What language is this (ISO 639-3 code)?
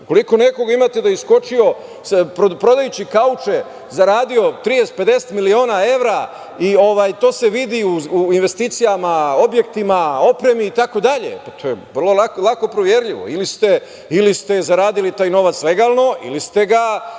srp